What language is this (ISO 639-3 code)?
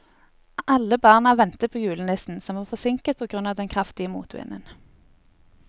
nor